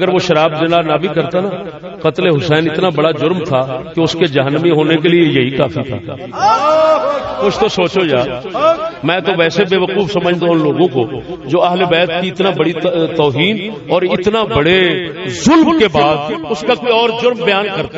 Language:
Urdu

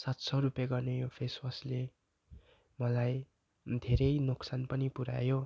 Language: Nepali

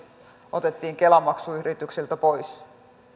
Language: Finnish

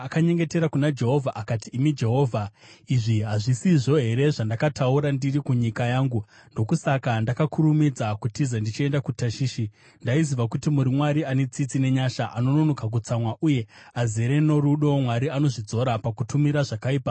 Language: Shona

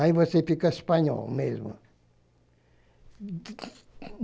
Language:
Portuguese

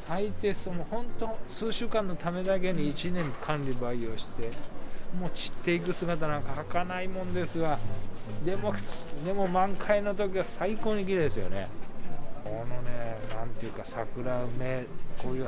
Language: Japanese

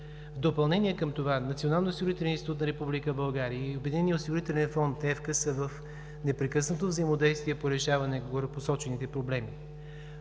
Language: Bulgarian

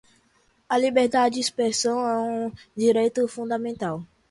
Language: Portuguese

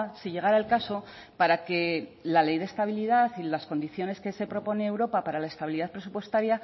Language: Spanish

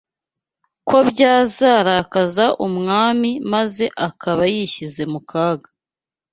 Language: Kinyarwanda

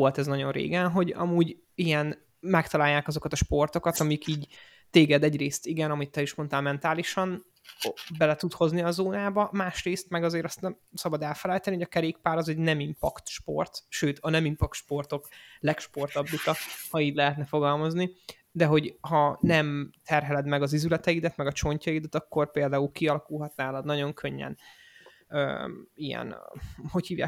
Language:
Hungarian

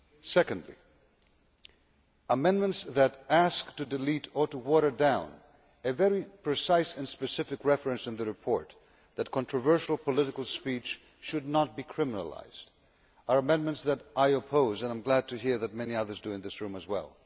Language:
English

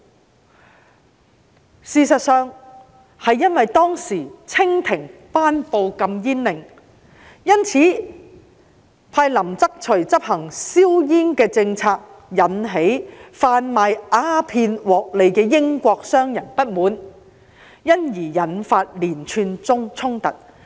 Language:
Cantonese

